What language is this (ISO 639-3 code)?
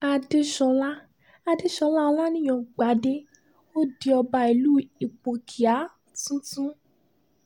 yor